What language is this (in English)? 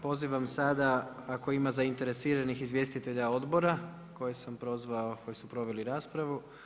Croatian